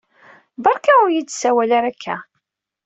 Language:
Kabyle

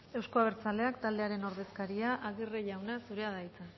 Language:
Basque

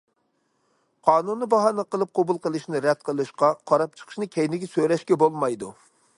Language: Uyghur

